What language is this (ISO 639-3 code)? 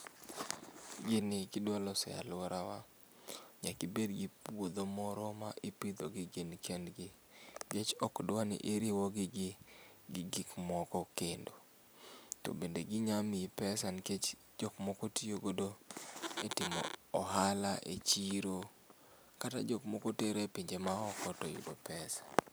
luo